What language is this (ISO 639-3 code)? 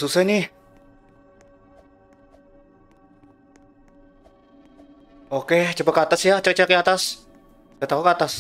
ind